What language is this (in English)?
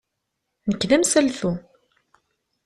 Kabyle